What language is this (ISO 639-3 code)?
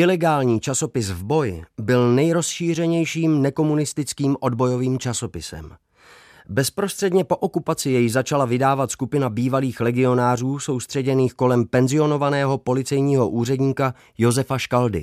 ces